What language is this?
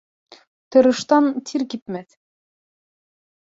Bashkir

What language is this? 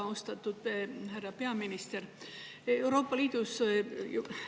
Estonian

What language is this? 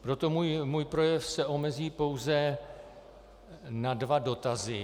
Czech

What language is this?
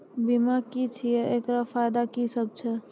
Maithili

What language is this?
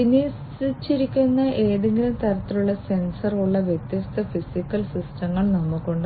Malayalam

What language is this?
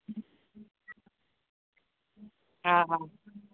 Sindhi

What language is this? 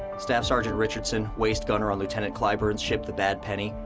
English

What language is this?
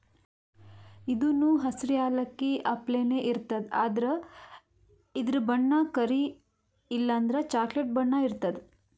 Kannada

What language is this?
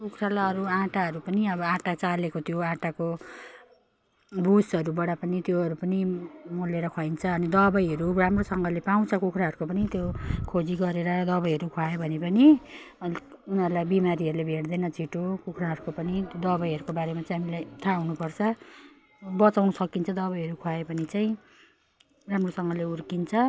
Nepali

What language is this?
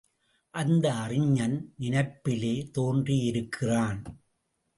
Tamil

